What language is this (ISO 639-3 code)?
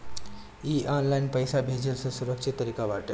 bho